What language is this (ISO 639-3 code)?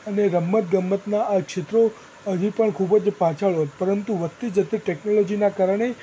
guj